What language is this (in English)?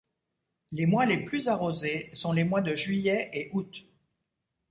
French